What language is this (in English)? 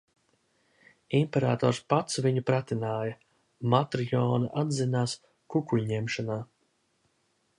Latvian